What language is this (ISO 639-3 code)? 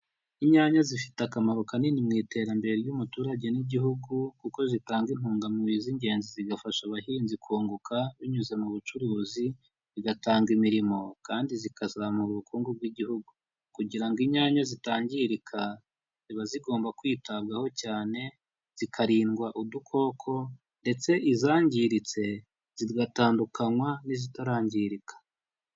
kin